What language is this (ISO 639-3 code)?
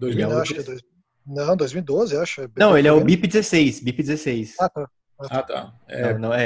por